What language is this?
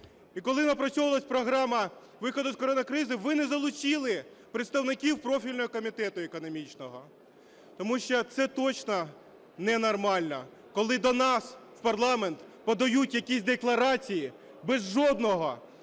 Ukrainian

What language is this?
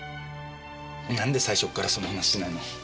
Japanese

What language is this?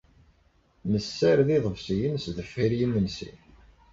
Kabyle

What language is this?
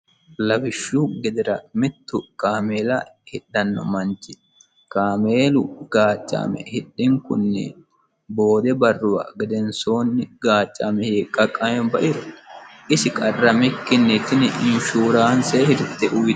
Sidamo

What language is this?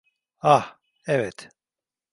Turkish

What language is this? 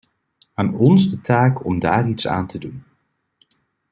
Dutch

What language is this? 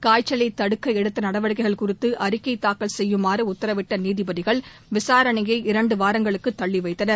Tamil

